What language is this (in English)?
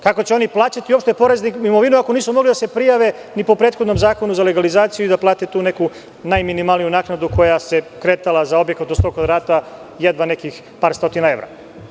Serbian